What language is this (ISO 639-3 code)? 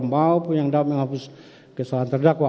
ind